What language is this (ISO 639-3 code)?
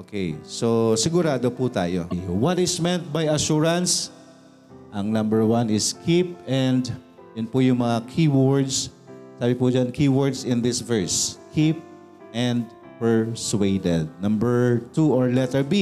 fil